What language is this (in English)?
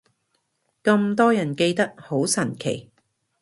Cantonese